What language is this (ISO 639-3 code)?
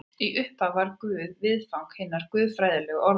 isl